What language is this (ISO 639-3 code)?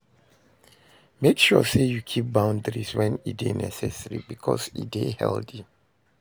pcm